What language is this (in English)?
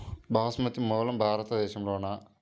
Telugu